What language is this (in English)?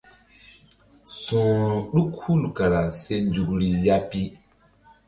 Mbum